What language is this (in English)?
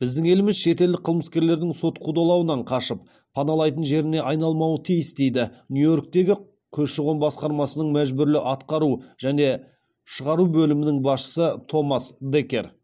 Kazakh